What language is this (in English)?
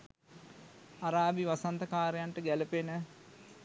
Sinhala